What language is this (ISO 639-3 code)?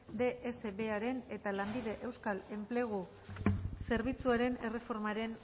eus